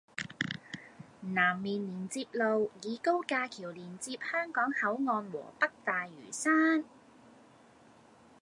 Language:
Cantonese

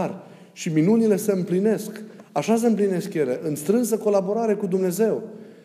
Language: Romanian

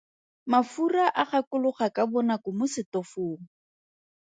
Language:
Tswana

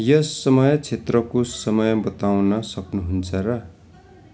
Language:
Nepali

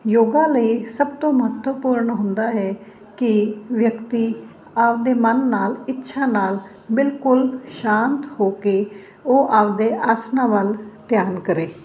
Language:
Punjabi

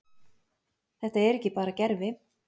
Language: Icelandic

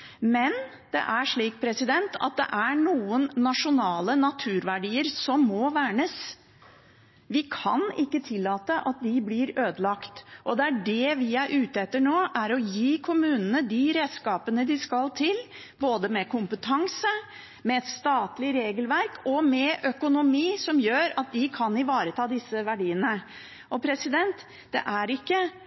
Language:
Norwegian Bokmål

